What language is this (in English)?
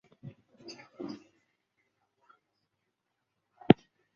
Chinese